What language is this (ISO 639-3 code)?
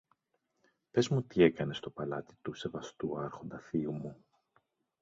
ell